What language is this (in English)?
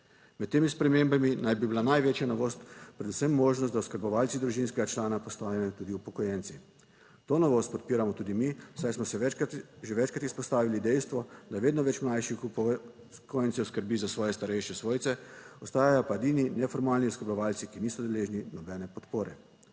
Slovenian